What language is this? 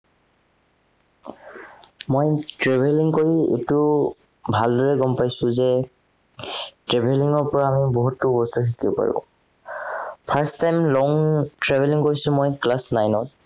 Assamese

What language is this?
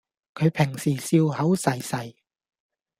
Cantonese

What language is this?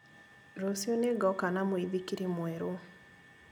Kikuyu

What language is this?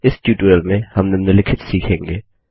Hindi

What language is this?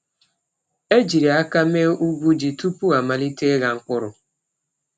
Igbo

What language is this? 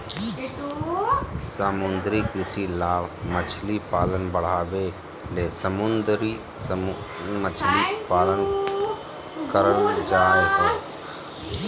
Magahi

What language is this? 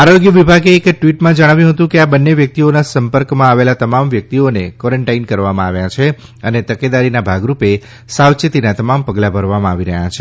Gujarati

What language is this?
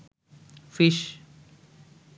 Bangla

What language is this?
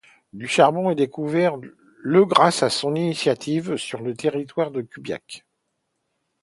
French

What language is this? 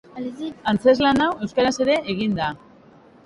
Basque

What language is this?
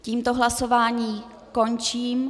Czech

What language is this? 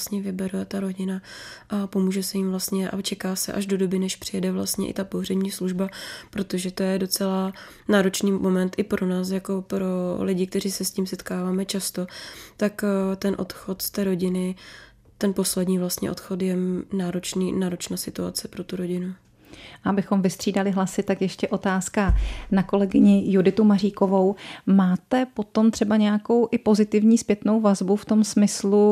Czech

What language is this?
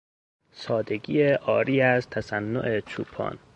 Persian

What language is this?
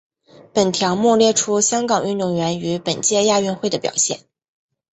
Chinese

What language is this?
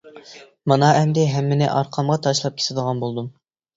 Uyghur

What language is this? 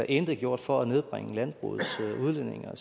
Danish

